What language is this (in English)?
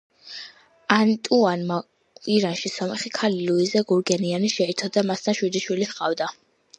Georgian